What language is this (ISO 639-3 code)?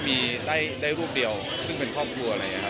tha